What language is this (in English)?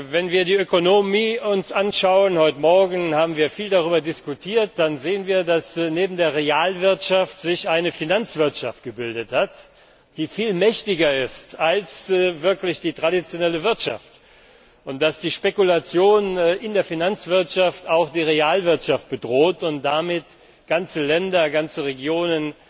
German